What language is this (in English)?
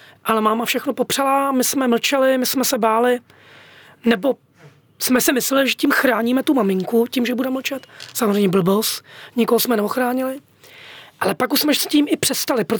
Czech